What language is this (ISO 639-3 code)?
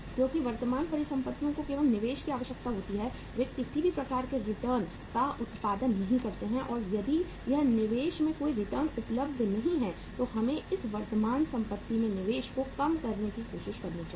hin